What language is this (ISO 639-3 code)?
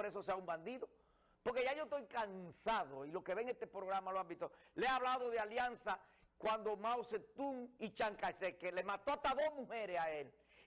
spa